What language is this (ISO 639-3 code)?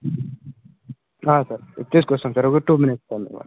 tel